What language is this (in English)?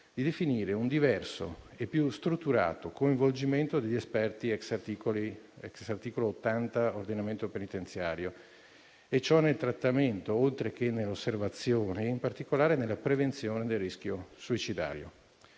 Italian